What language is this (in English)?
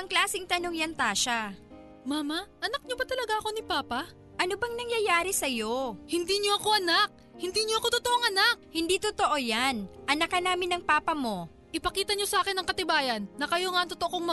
Filipino